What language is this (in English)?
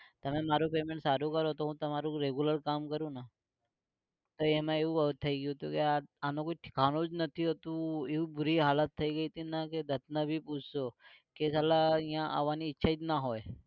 Gujarati